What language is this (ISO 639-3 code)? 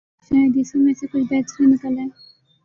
urd